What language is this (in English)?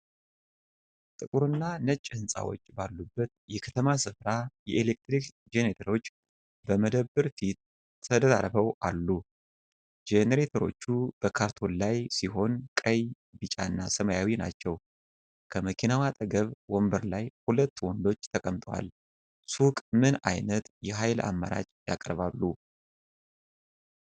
Amharic